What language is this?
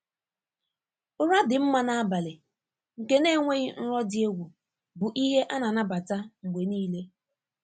Igbo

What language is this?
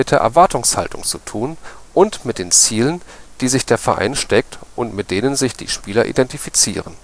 German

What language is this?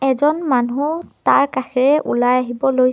Assamese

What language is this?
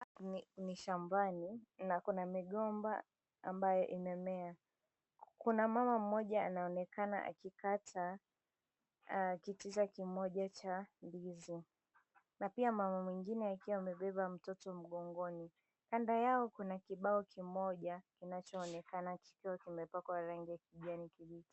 Swahili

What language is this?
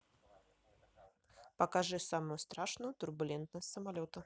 Russian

